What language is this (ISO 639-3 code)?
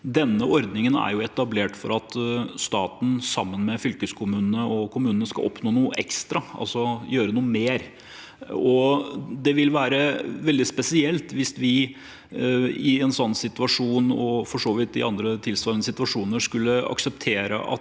nor